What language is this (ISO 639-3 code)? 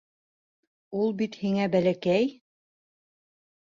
bak